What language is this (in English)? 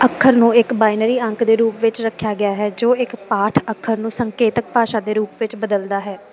Punjabi